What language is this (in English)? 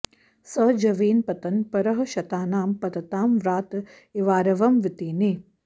Sanskrit